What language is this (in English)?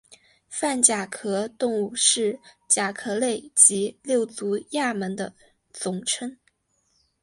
Chinese